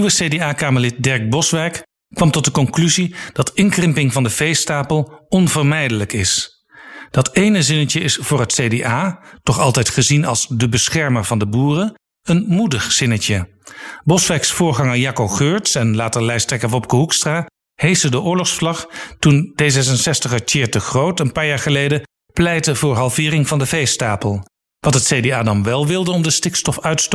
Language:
Dutch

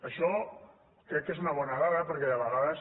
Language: Catalan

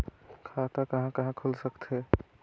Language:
Chhattisgarhi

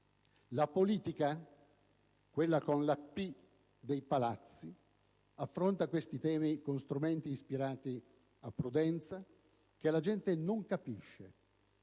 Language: Italian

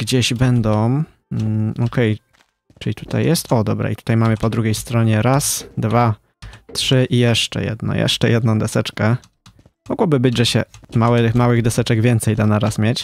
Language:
Polish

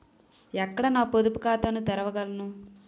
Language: Telugu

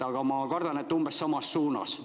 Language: Estonian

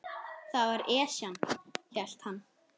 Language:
Icelandic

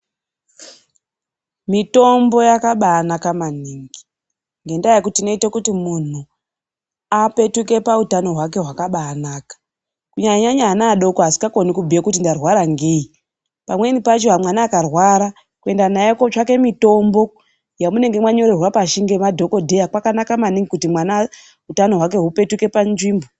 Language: Ndau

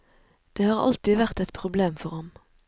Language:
Norwegian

